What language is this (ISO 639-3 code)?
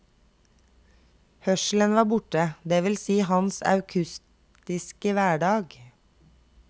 nor